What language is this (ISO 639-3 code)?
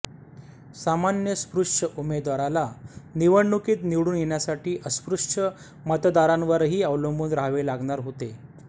mar